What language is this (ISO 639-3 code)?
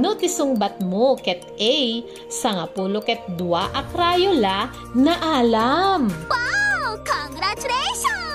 fil